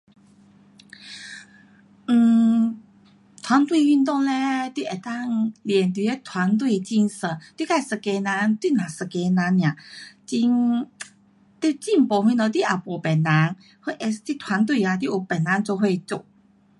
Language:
Pu-Xian Chinese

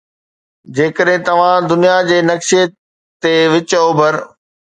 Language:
Sindhi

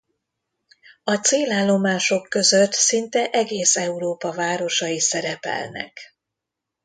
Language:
Hungarian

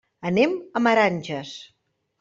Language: Catalan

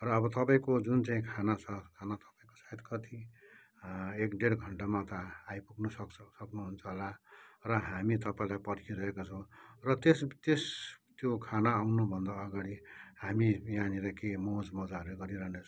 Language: Nepali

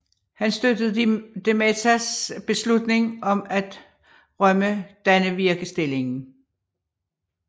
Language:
Danish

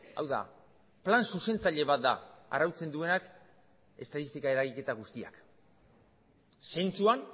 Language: Basque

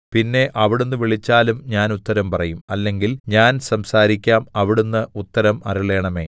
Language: Malayalam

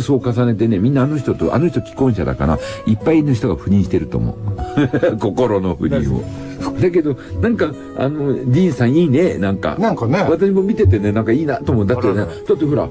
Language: Japanese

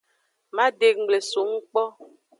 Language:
Aja (Benin)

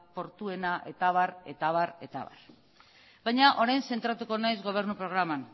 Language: Basque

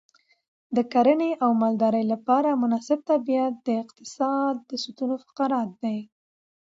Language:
Pashto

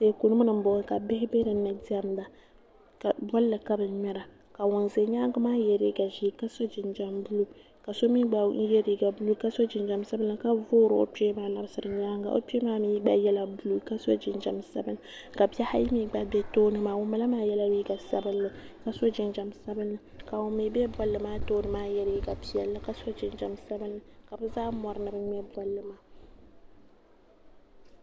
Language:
Dagbani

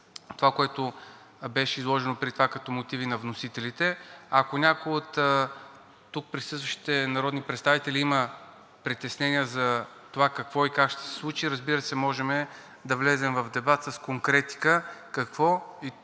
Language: Bulgarian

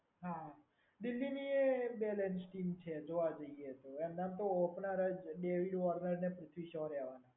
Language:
Gujarati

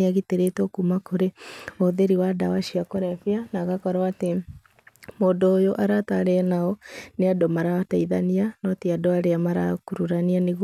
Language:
Kikuyu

